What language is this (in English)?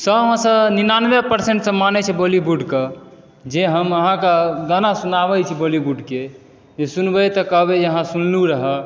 Maithili